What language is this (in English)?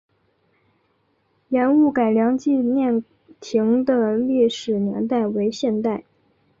Chinese